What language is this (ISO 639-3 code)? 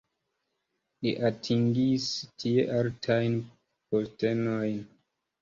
epo